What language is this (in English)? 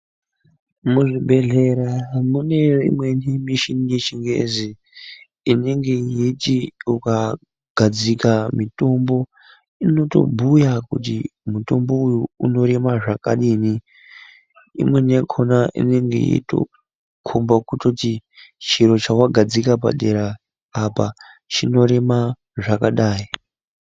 Ndau